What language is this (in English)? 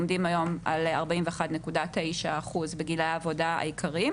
Hebrew